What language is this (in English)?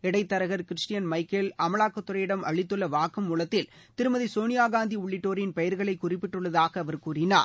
Tamil